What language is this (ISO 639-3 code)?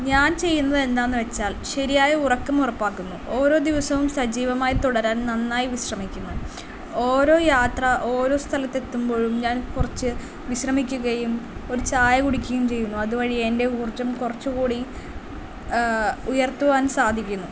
mal